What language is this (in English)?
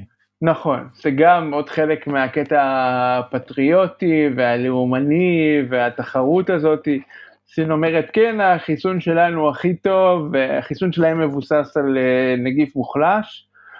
Hebrew